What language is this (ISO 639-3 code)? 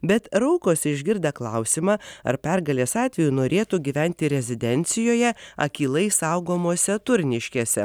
lit